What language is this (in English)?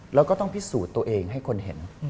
Thai